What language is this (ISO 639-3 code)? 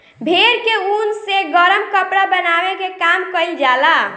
bho